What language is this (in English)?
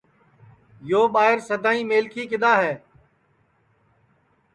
Sansi